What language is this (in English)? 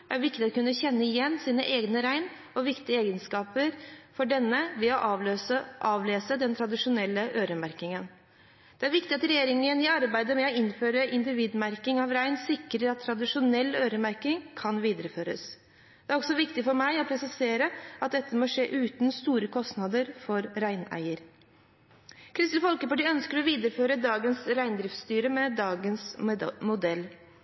Norwegian Bokmål